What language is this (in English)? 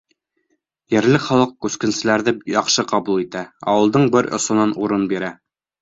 Bashkir